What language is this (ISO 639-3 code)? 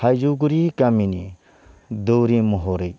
brx